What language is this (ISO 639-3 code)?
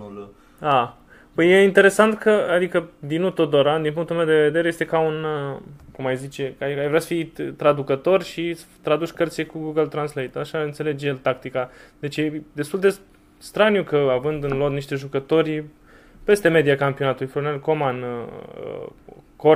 ron